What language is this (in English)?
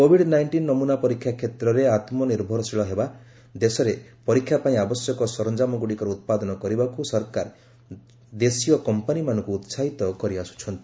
Odia